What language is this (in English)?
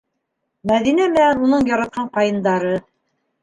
Bashkir